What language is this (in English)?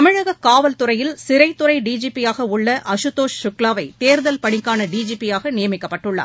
Tamil